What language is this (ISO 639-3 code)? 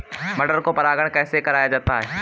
hin